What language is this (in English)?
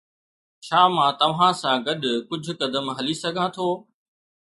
Sindhi